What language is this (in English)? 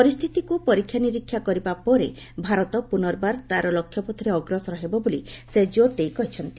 Odia